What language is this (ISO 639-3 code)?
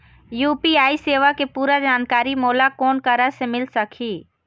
hne